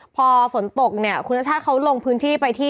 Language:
Thai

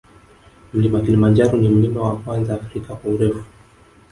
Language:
Swahili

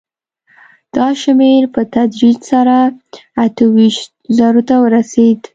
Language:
Pashto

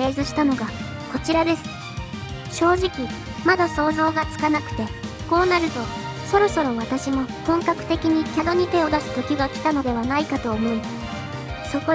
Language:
Japanese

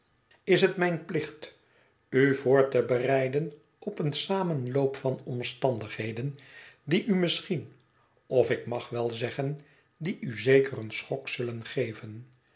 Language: Dutch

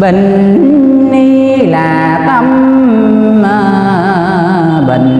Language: Vietnamese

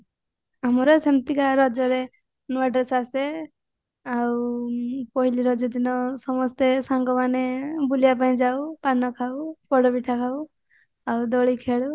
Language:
Odia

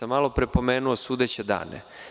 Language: Serbian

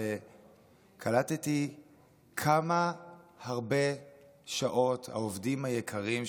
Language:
Hebrew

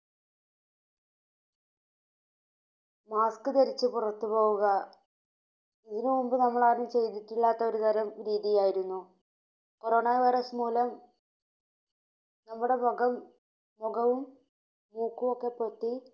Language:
Malayalam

